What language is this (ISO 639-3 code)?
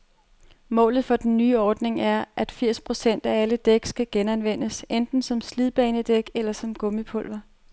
dan